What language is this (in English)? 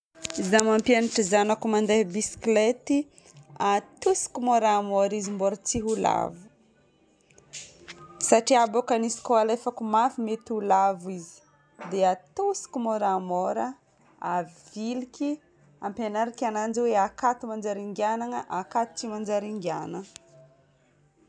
Northern Betsimisaraka Malagasy